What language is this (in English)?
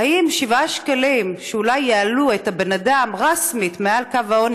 Hebrew